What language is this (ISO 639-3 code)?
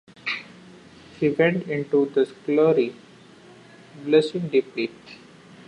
eng